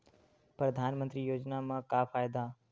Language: Chhattisgarhi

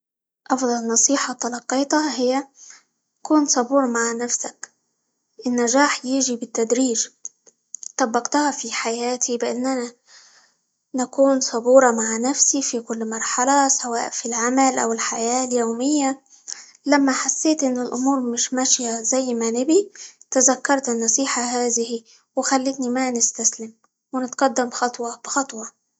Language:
Libyan Arabic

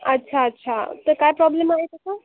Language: Marathi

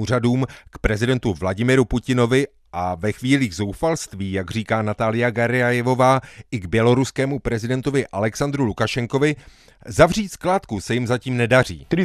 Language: Czech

